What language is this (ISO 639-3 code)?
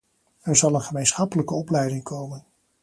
nld